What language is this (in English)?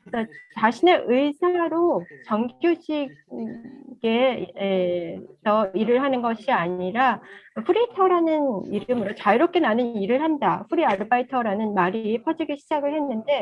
Korean